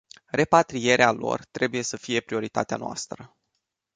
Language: Romanian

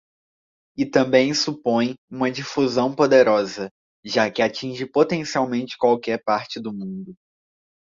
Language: Portuguese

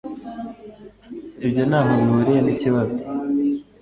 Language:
Kinyarwanda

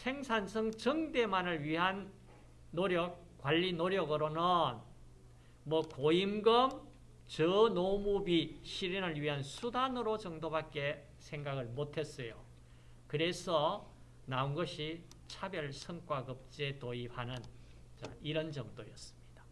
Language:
Korean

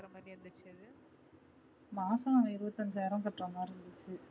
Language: Tamil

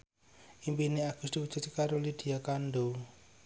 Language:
Javanese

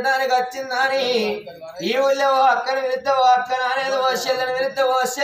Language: Arabic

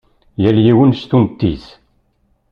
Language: Kabyle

